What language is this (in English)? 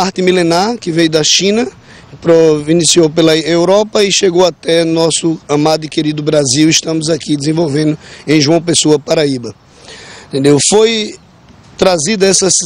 Portuguese